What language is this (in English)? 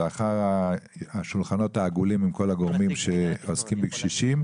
Hebrew